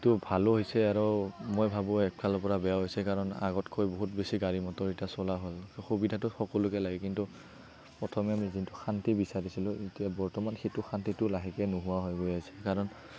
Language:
Assamese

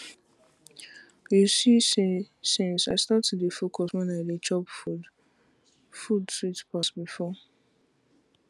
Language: Nigerian Pidgin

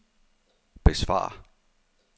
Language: Danish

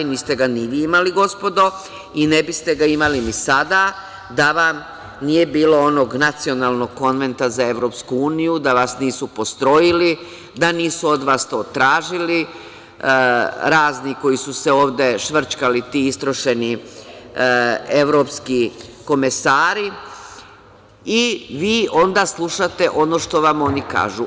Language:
Serbian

